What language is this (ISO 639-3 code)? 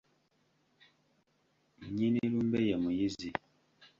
lug